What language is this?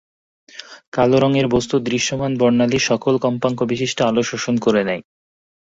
Bangla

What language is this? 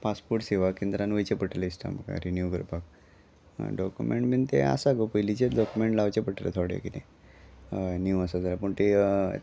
Konkani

